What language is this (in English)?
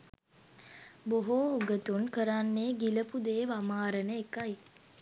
Sinhala